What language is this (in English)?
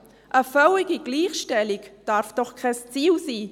Swiss German